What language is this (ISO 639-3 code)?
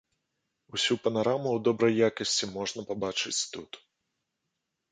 bel